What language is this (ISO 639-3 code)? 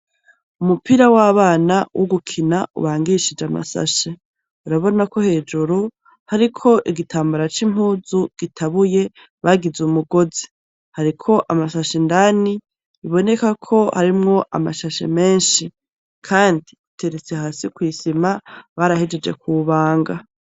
run